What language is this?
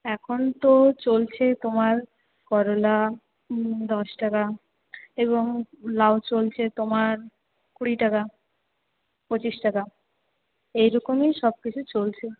Bangla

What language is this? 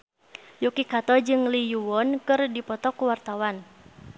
Sundanese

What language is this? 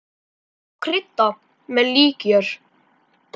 Icelandic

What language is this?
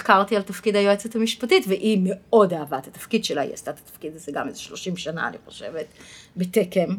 Hebrew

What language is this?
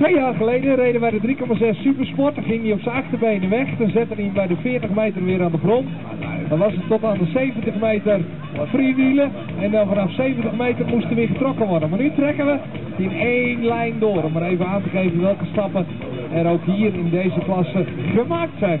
Dutch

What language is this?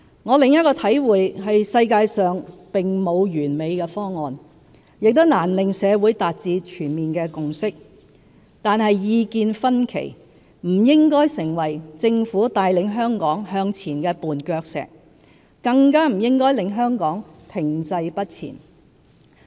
Cantonese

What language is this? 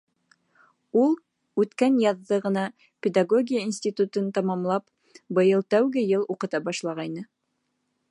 Bashkir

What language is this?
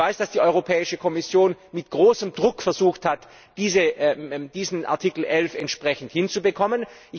German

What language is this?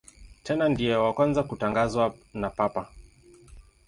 Swahili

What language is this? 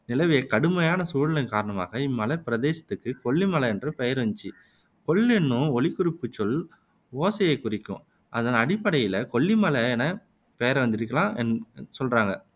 Tamil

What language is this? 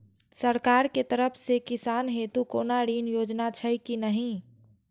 Maithili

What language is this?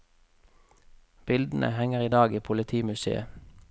Norwegian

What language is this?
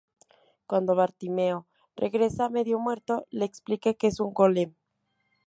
Spanish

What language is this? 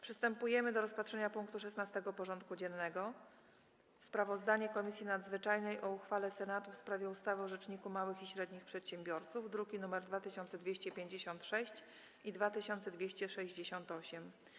Polish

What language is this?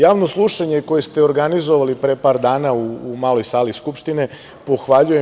Serbian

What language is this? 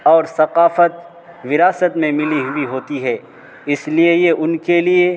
Urdu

